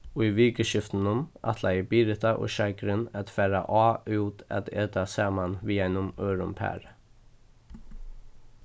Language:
Faroese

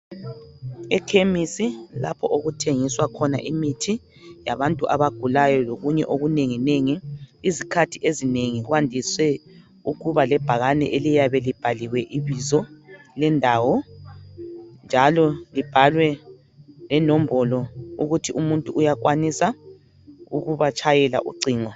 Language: North Ndebele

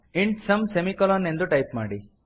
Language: Kannada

